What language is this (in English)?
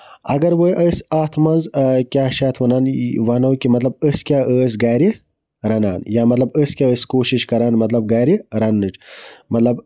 Kashmiri